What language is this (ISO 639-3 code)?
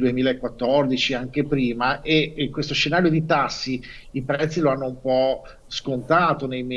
ita